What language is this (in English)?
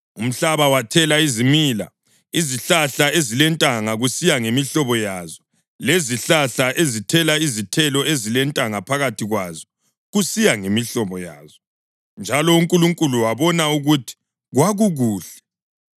North Ndebele